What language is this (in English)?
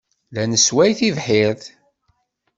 Kabyle